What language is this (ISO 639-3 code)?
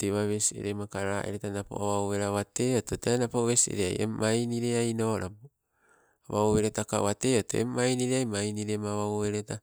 nco